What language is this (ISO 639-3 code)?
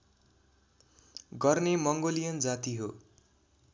nep